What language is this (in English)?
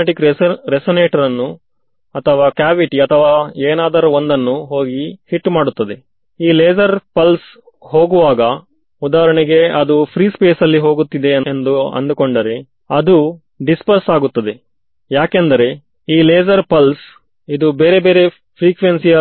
Kannada